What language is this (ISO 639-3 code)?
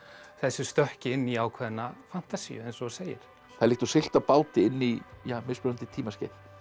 isl